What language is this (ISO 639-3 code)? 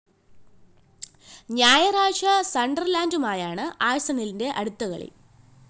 mal